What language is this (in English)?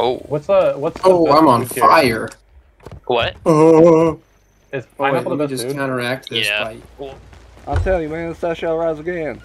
English